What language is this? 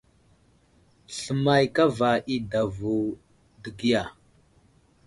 Wuzlam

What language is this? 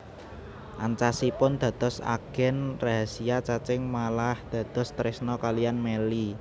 Javanese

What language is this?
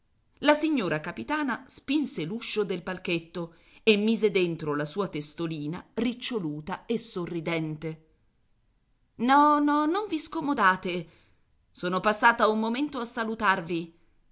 Italian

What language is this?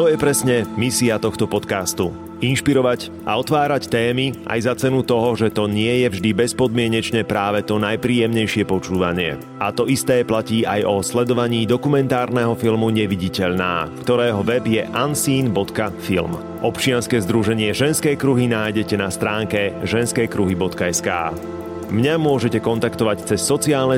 Slovak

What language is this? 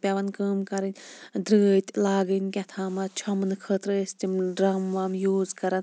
Kashmiri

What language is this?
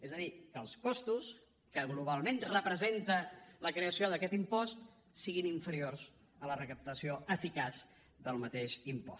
Catalan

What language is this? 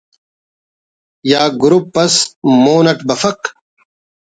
Brahui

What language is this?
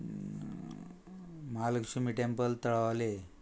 Konkani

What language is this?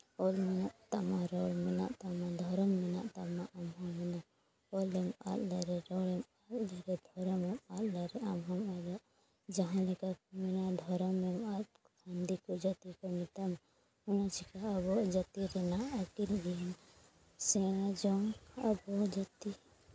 Santali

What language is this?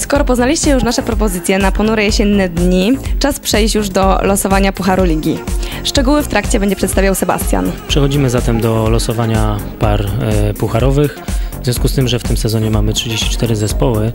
Polish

